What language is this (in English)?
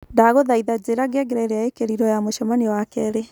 Kikuyu